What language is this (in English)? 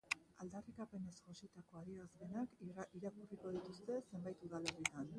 Basque